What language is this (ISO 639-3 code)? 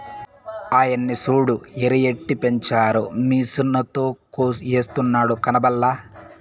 tel